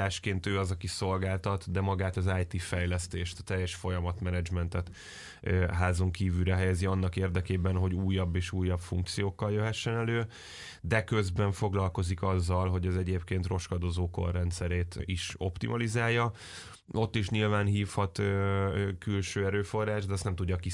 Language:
Hungarian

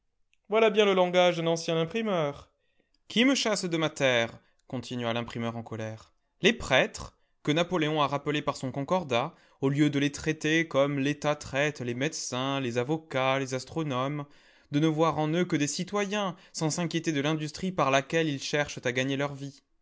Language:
French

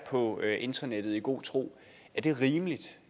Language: Danish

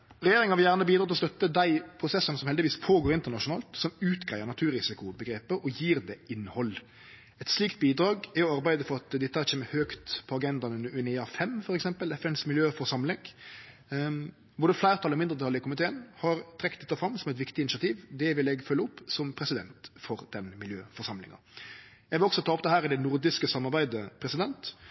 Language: Norwegian Nynorsk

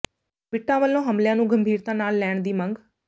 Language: Punjabi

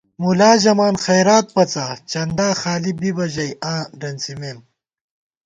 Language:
Gawar-Bati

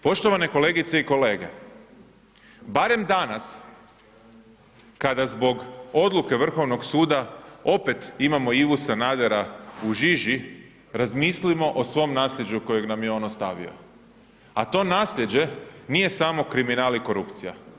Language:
Croatian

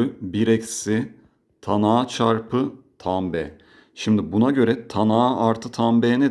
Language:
Turkish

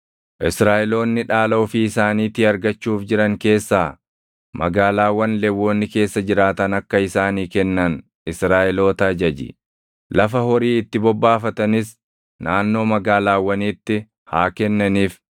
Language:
Oromo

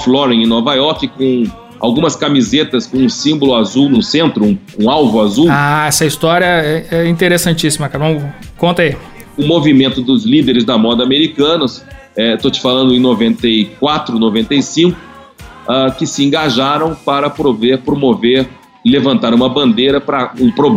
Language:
Portuguese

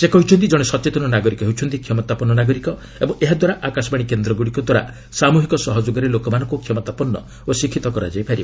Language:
Odia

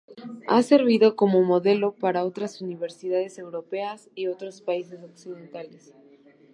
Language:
Spanish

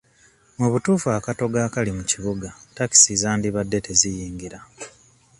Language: Ganda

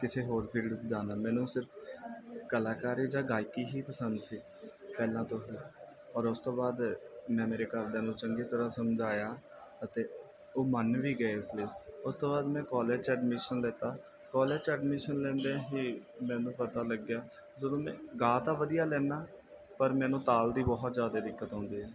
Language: Punjabi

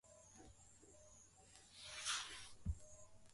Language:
Swahili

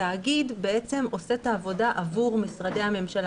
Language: Hebrew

